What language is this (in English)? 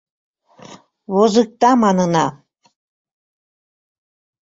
Mari